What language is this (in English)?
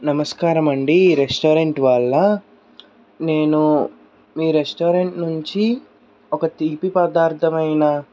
Telugu